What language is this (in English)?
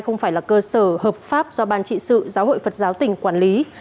Vietnamese